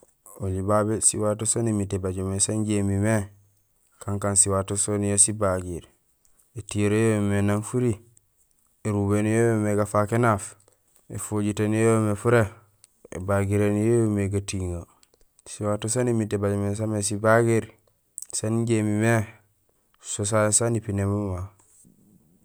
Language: Gusilay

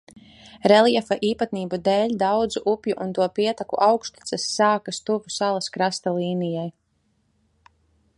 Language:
Latvian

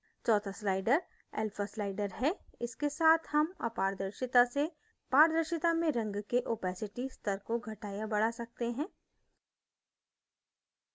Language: Hindi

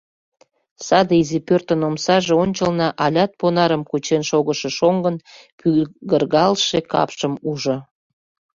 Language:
Mari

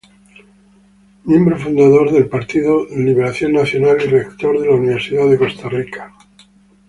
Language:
Spanish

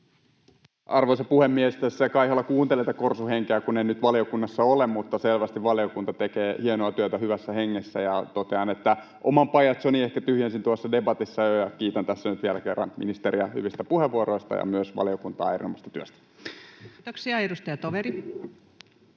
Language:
Finnish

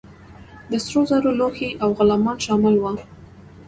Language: Pashto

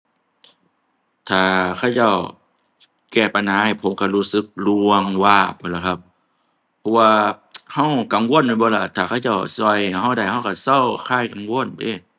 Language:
Thai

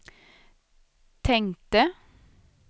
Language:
Swedish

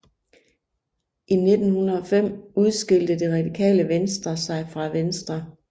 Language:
Danish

